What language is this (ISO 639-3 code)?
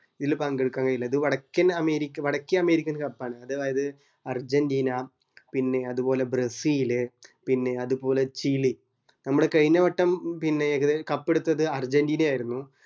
mal